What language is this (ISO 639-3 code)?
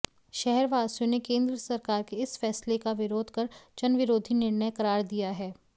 hin